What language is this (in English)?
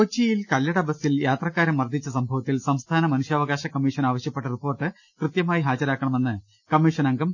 Malayalam